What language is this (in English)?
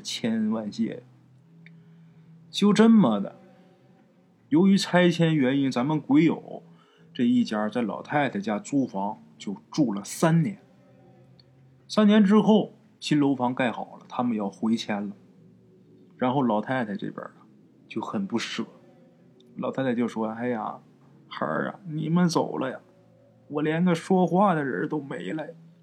Chinese